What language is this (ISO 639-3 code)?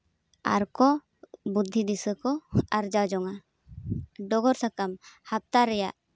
sat